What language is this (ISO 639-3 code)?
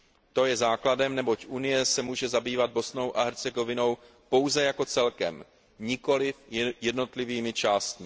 ces